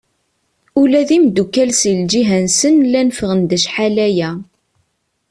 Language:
Kabyle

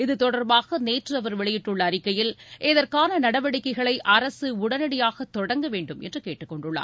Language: Tamil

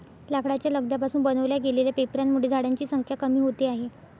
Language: Marathi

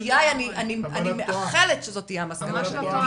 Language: Hebrew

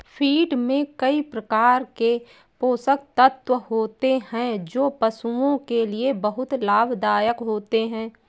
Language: Hindi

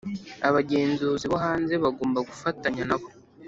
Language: Kinyarwanda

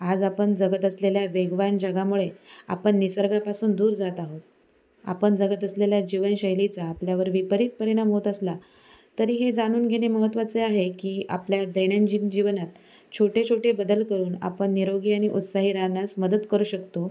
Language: Marathi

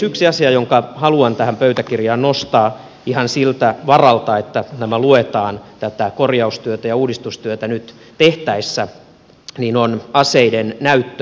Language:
Finnish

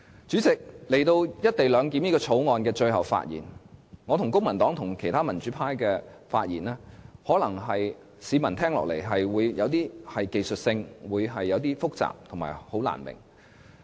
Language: Cantonese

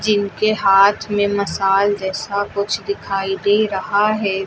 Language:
Hindi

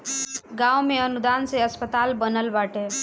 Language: Bhojpuri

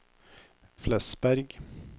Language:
Norwegian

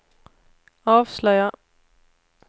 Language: Swedish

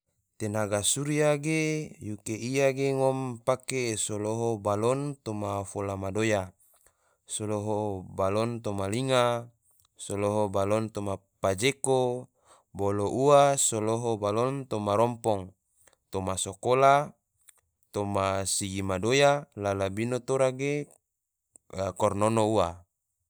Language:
Tidore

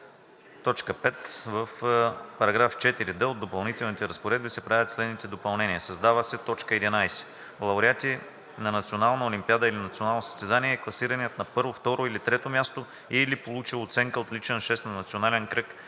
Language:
Bulgarian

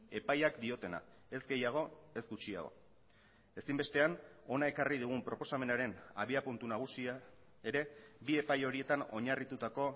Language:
Basque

